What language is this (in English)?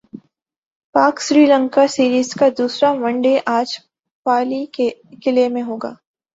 Urdu